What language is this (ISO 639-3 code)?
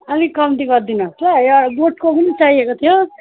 nep